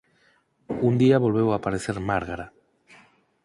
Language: Galician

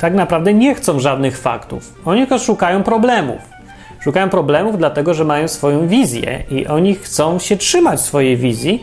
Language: Polish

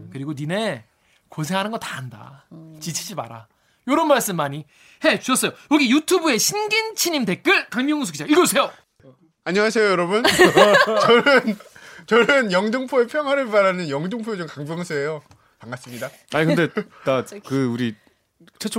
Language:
Korean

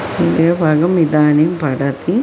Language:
Sanskrit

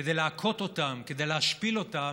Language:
Hebrew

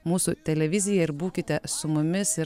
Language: Lithuanian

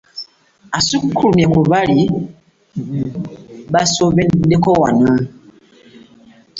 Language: Ganda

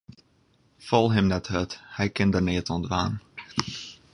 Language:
Western Frisian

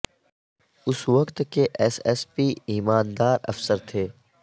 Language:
Urdu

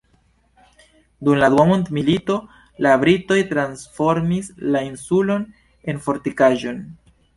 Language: Esperanto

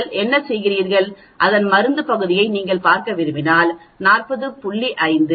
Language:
Tamil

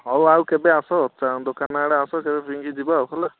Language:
Odia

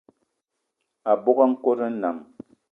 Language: Eton (Cameroon)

